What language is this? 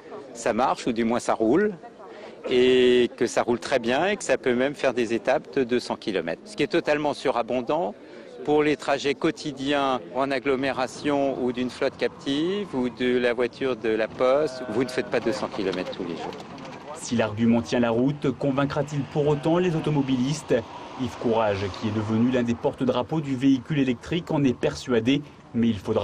French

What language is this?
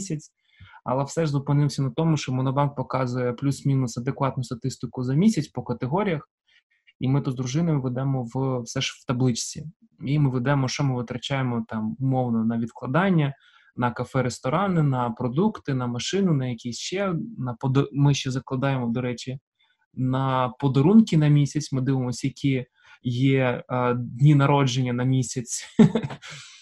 Ukrainian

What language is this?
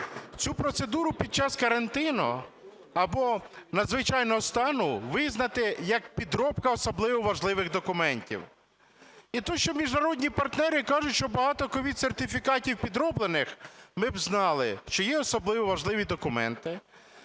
Ukrainian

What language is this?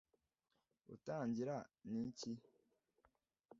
Kinyarwanda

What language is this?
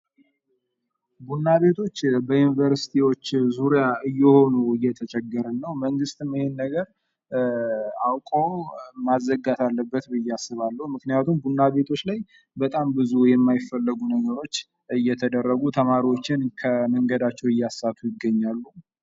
Amharic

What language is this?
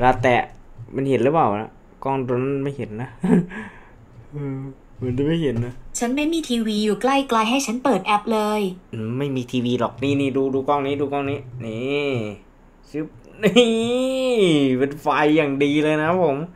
Thai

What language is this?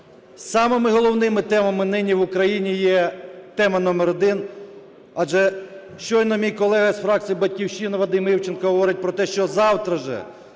Ukrainian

